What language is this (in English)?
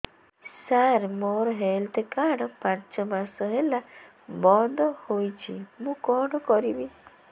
Odia